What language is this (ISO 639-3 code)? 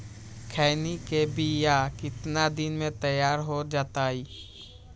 mag